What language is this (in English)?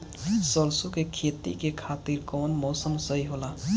Bhojpuri